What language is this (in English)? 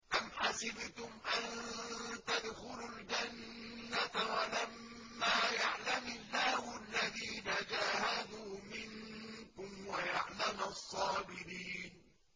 Arabic